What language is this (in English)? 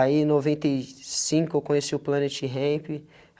Portuguese